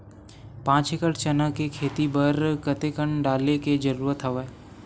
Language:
Chhattisgarhi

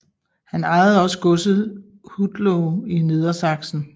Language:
Danish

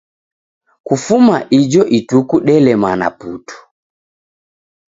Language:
Taita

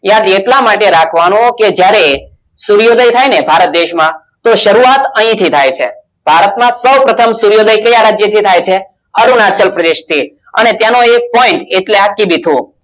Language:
Gujarati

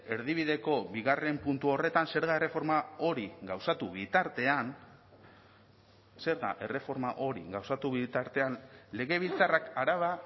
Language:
Basque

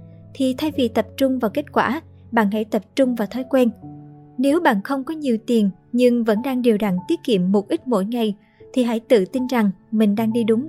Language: Vietnamese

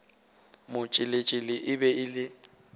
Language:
Northern Sotho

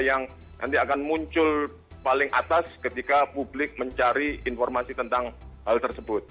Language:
Indonesian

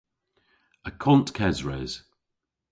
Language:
Cornish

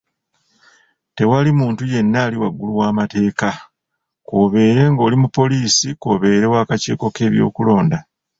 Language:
Ganda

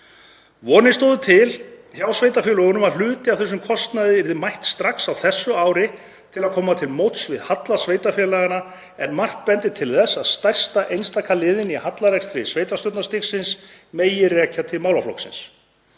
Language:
Icelandic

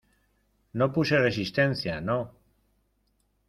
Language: Spanish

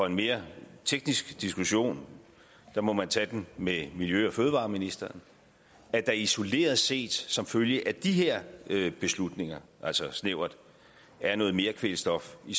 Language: Danish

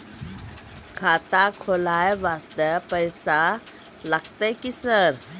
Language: Maithili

